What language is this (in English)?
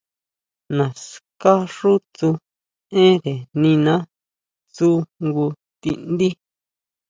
Huautla Mazatec